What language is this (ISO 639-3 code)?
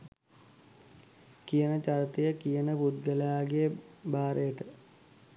sin